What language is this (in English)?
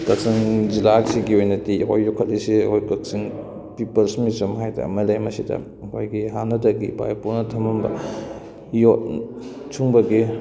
Manipuri